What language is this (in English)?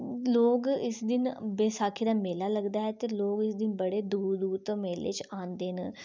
Dogri